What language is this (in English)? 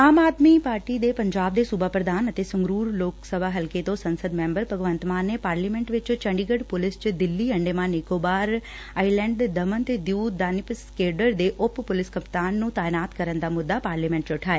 Punjabi